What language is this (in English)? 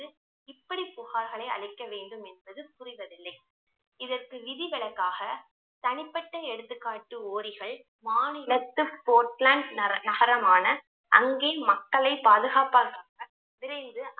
Tamil